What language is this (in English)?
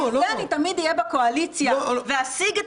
Hebrew